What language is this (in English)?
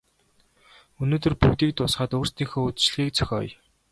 Mongolian